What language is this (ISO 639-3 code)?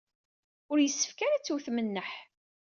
kab